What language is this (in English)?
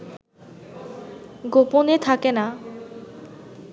Bangla